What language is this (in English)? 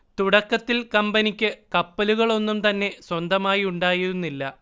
Malayalam